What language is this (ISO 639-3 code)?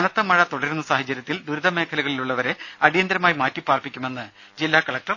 mal